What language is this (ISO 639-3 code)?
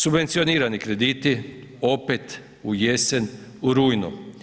hrv